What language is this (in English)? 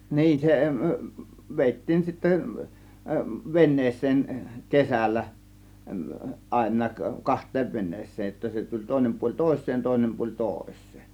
Finnish